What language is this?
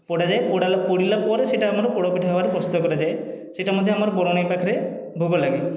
Odia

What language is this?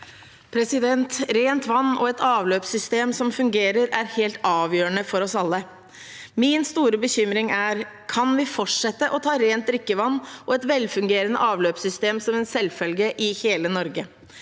Norwegian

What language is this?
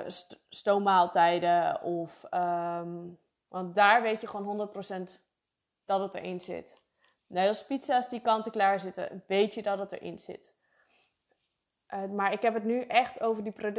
Dutch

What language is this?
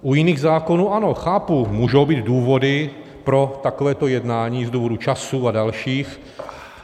Czech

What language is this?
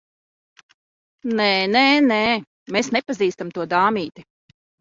Latvian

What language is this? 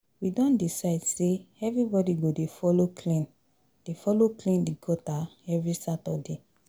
Nigerian Pidgin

